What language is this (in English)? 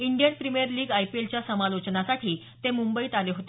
Marathi